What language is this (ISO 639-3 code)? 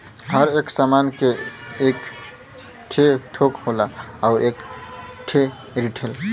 bho